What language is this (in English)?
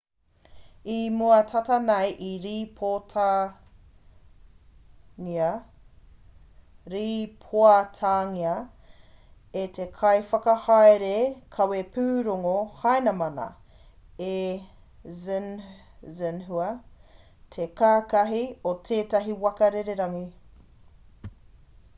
Māori